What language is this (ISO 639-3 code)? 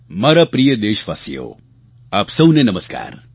guj